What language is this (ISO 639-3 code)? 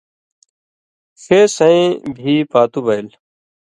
mvy